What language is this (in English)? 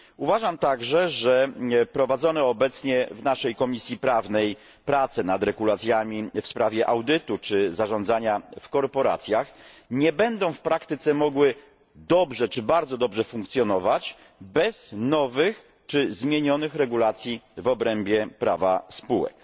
Polish